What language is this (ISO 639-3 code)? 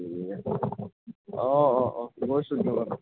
asm